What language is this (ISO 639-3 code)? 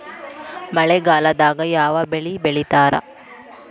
kan